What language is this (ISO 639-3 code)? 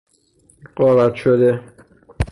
fas